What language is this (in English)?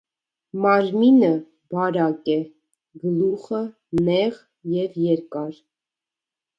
Armenian